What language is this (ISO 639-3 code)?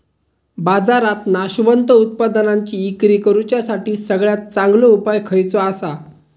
mar